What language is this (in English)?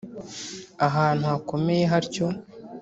Kinyarwanda